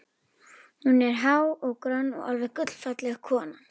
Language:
Icelandic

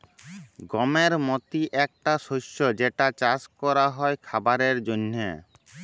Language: Bangla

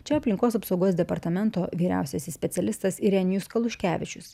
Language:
Lithuanian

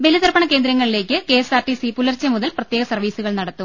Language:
Malayalam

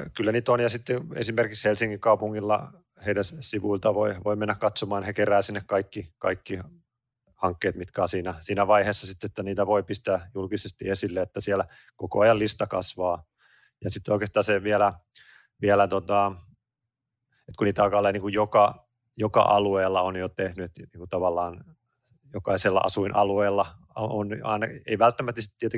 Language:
Finnish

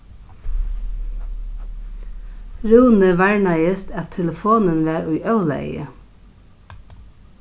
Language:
Faroese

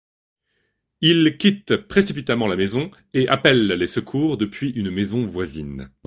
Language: French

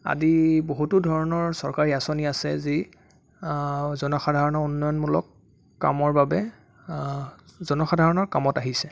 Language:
Assamese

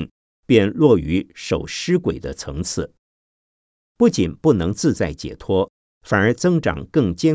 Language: Chinese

